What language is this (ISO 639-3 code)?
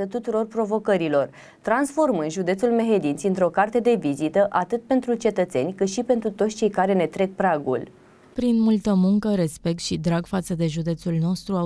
ron